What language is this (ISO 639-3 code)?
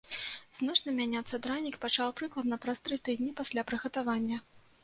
bel